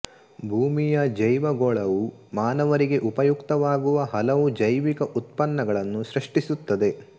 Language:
Kannada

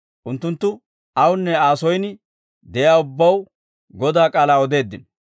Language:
Dawro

